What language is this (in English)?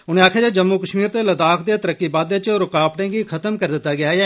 Dogri